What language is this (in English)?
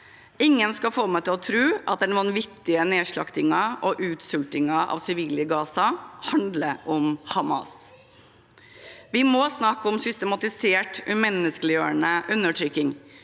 Norwegian